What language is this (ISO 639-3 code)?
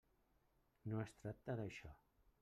cat